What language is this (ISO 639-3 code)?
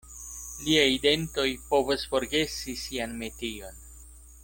epo